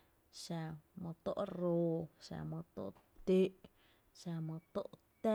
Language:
Tepinapa Chinantec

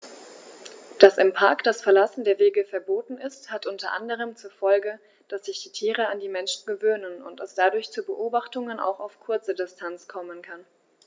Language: German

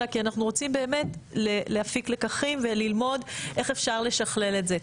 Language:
Hebrew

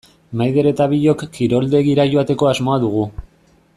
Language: Basque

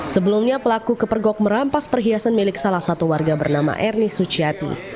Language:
Indonesian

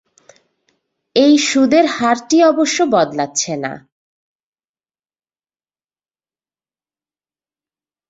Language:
Bangla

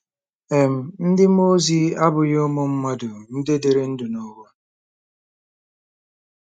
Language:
Igbo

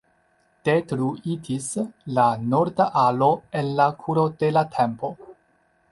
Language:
Esperanto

